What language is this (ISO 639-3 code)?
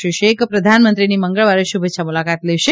guj